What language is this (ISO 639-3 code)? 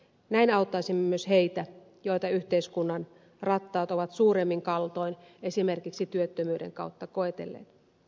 fin